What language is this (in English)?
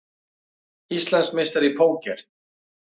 Icelandic